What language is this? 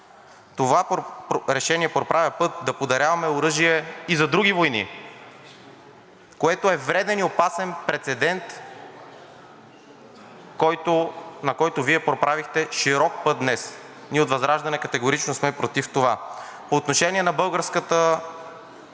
Bulgarian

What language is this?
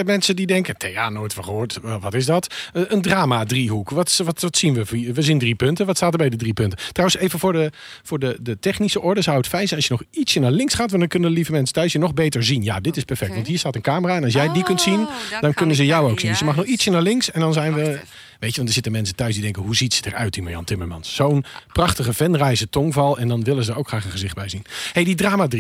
Dutch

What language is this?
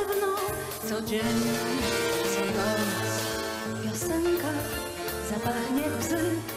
Polish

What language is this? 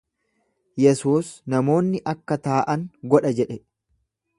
Oromo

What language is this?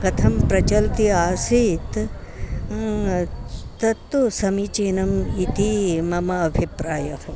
Sanskrit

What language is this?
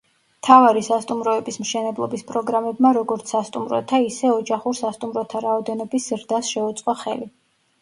Georgian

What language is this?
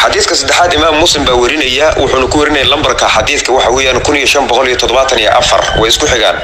Arabic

